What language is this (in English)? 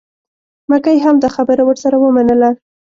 Pashto